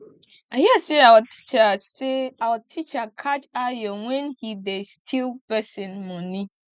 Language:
Nigerian Pidgin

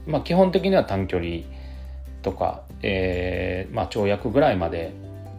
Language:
Japanese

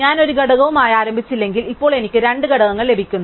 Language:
Malayalam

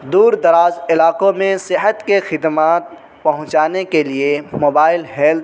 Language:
Urdu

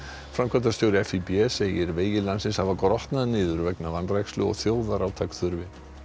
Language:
Icelandic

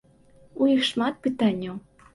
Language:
Belarusian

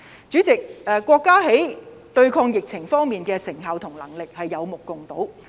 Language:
Cantonese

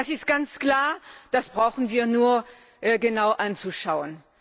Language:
German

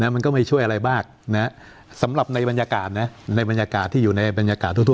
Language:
Thai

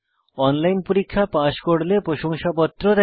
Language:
Bangla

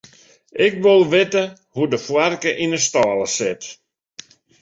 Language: Western Frisian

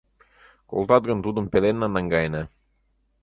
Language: Mari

